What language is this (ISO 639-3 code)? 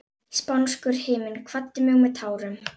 isl